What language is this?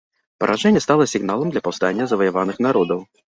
Belarusian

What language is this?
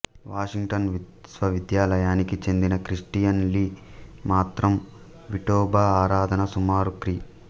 Telugu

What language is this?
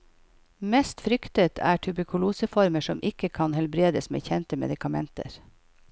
Norwegian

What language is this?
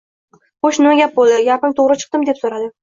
Uzbek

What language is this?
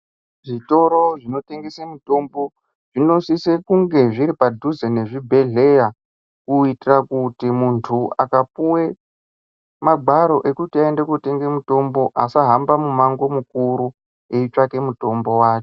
Ndau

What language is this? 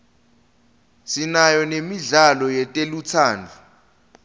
Swati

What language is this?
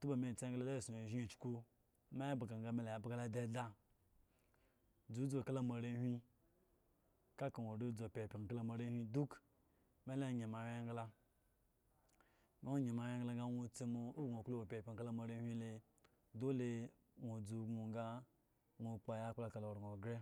Eggon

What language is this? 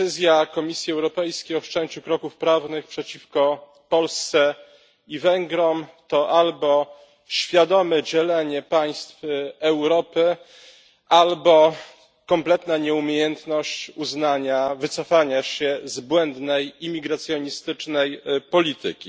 Polish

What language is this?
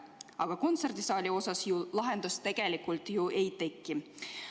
Estonian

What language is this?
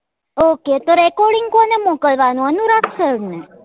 Gujarati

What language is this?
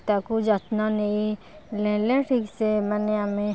Odia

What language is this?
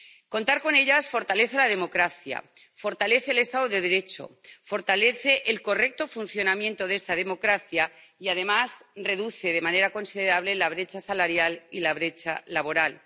Spanish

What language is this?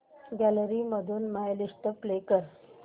Marathi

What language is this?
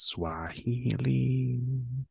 Welsh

